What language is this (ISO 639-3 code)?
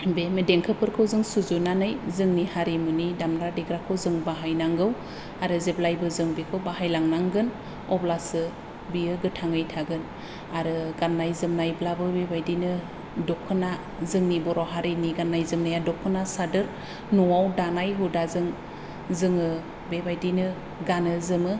brx